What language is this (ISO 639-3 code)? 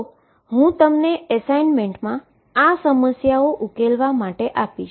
guj